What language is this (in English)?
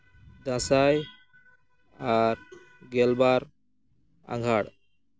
Santali